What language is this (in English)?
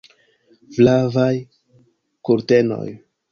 Esperanto